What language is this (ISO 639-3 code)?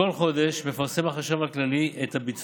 heb